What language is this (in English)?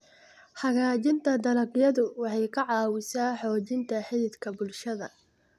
Somali